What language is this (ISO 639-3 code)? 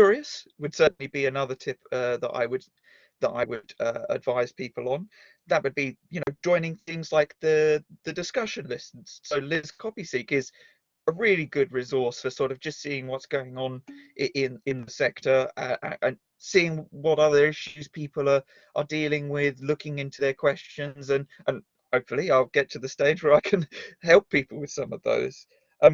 eng